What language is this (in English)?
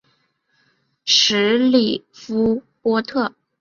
Chinese